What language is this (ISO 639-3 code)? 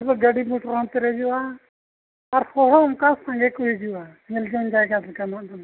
sat